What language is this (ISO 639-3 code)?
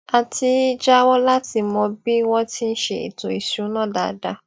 yor